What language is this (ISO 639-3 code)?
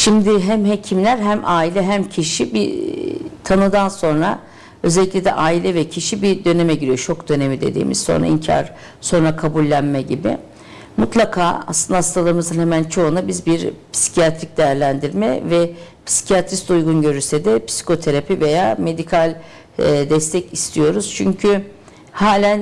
tur